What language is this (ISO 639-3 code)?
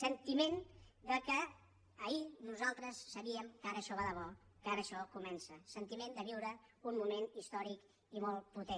cat